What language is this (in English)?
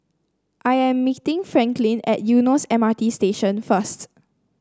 English